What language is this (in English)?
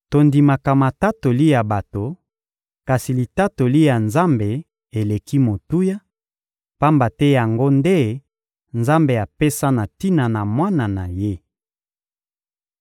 Lingala